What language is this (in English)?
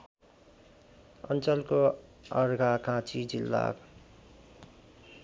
Nepali